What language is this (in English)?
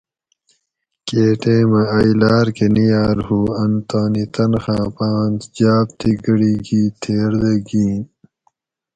Gawri